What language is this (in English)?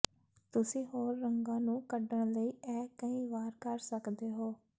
Punjabi